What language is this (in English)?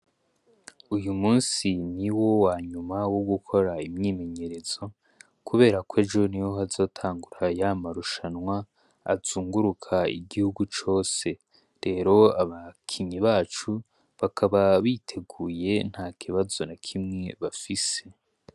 Rundi